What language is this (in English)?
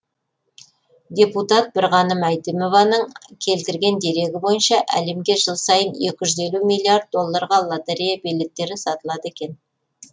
Kazakh